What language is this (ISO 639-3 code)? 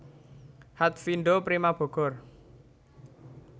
jav